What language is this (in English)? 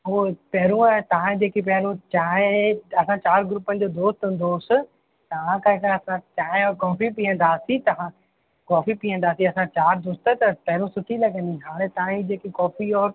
Sindhi